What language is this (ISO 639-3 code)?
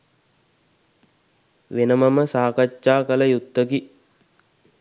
sin